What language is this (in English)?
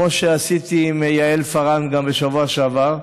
Hebrew